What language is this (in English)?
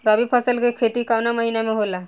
Bhojpuri